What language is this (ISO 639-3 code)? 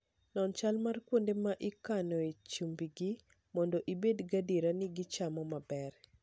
luo